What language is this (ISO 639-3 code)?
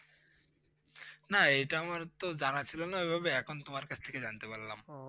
ben